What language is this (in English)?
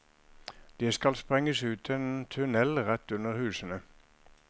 Norwegian